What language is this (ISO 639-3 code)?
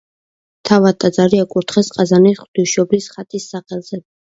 kat